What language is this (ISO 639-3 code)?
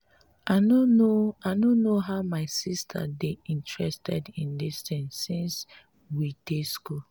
pcm